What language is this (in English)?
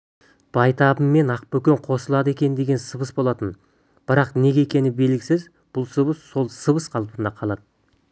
Kazakh